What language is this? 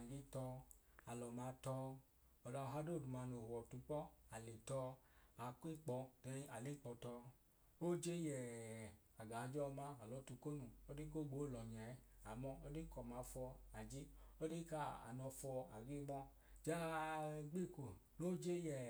Idoma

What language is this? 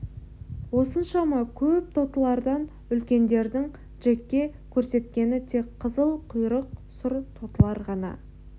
Kazakh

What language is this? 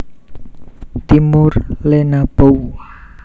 Javanese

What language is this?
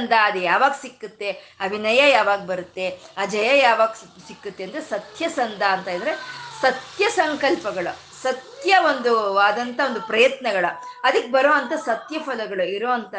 Kannada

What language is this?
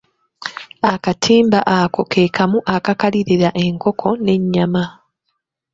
Ganda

